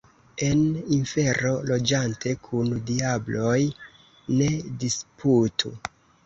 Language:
Esperanto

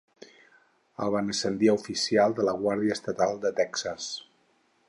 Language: Catalan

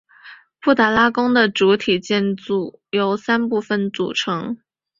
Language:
Chinese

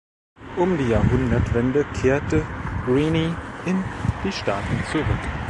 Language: German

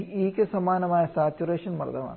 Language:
Malayalam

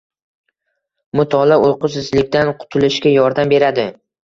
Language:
Uzbek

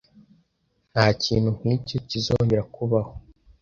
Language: Kinyarwanda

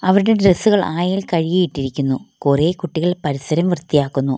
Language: Malayalam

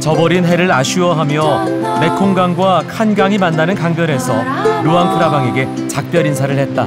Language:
Korean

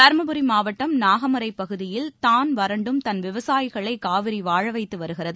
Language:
Tamil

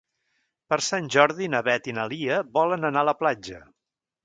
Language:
Catalan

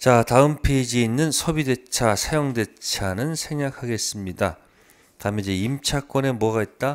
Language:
Korean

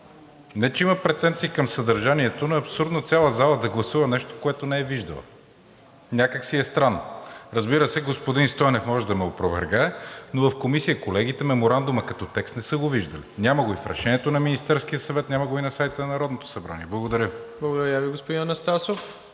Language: Bulgarian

